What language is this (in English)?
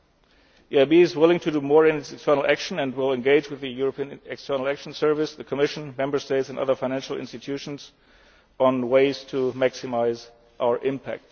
English